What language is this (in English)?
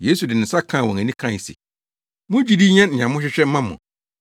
Akan